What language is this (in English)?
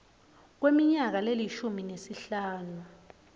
Swati